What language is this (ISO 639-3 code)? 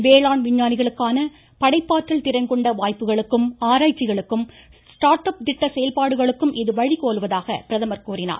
tam